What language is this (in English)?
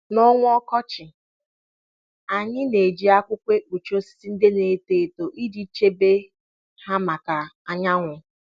Igbo